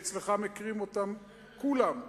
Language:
Hebrew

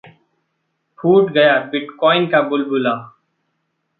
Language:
Hindi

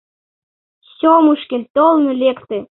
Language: Mari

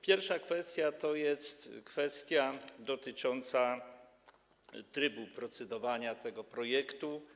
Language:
Polish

